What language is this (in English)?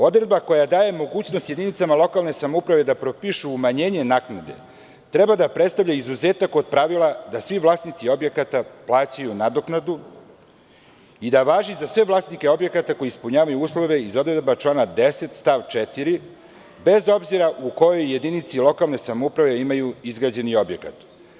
Serbian